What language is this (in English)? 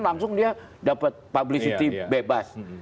Indonesian